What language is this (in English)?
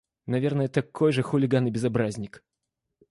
Russian